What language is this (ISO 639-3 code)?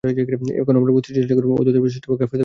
ben